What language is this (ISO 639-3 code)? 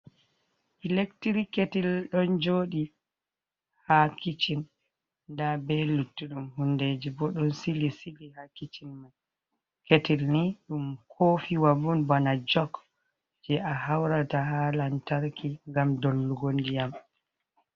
ful